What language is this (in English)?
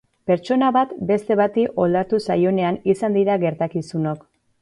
Basque